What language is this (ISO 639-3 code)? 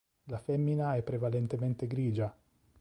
ita